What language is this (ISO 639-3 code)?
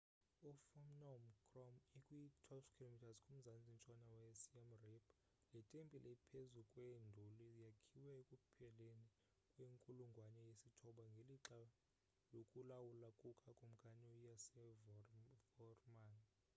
xho